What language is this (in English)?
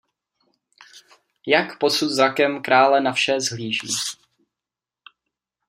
Czech